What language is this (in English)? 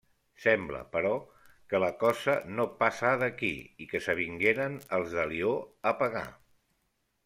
Catalan